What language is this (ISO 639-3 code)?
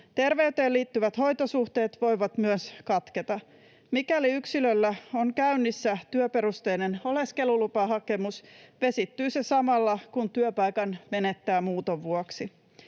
fin